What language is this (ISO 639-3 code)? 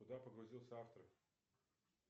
rus